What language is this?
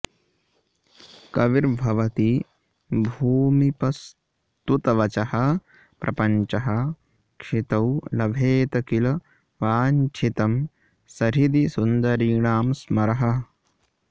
Sanskrit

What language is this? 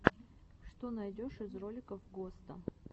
Russian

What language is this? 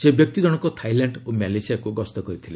Odia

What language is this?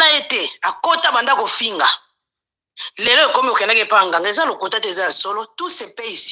French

